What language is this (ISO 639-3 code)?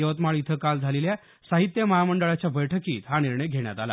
mar